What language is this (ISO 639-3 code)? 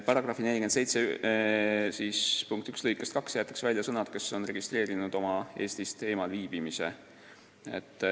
est